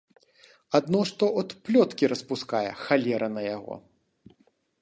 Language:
Belarusian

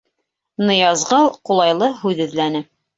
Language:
Bashkir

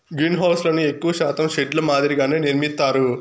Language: Telugu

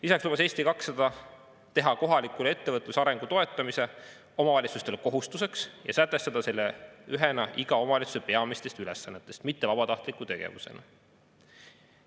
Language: Estonian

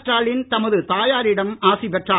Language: Tamil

